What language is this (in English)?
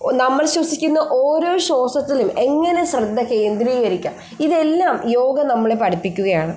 Malayalam